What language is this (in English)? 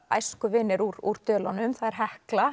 Icelandic